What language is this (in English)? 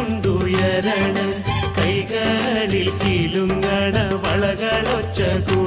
Malayalam